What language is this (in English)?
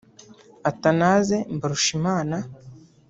Kinyarwanda